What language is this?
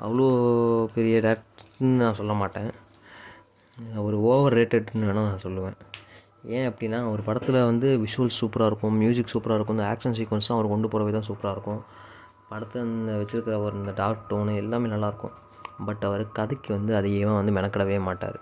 Tamil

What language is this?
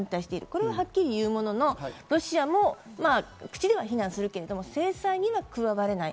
Japanese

